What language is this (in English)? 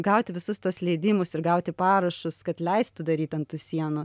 Lithuanian